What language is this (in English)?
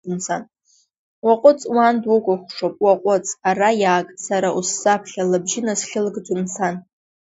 Abkhazian